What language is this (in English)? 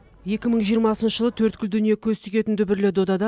Kazakh